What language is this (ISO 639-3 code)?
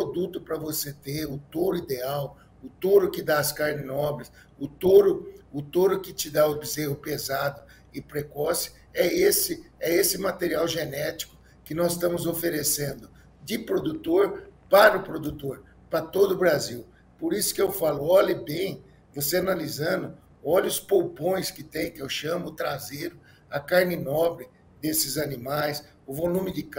por